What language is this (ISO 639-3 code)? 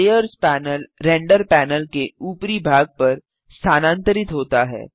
hin